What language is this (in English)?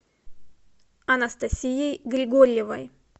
Russian